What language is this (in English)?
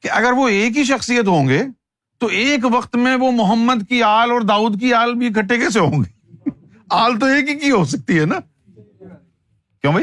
Urdu